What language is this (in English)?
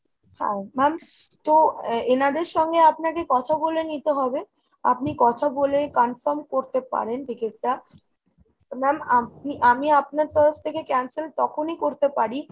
Bangla